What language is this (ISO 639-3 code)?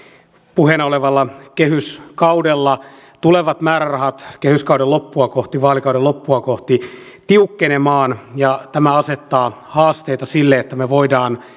fin